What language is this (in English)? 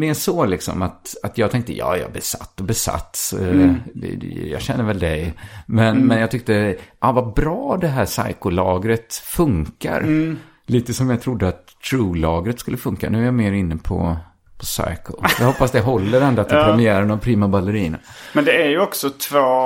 Swedish